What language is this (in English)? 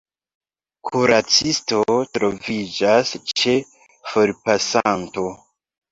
Esperanto